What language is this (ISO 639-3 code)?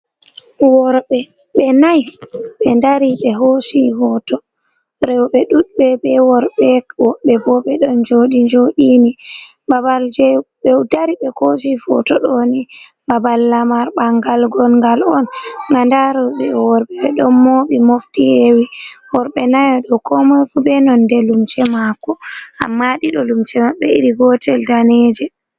ful